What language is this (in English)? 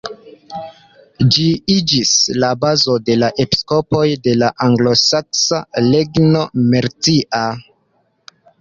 Esperanto